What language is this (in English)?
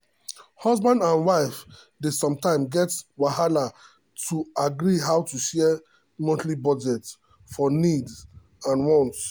Nigerian Pidgin